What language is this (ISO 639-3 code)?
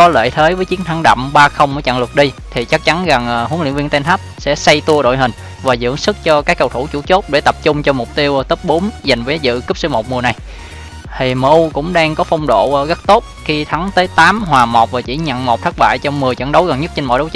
vie